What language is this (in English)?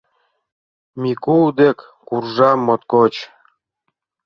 Mari